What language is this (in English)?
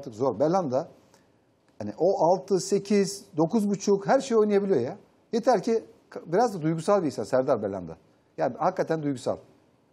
Turkish